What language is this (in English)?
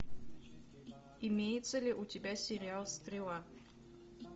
Russian